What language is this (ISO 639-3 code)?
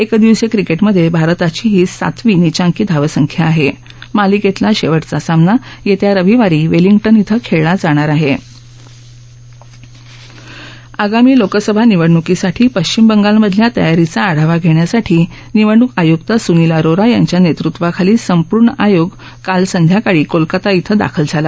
mar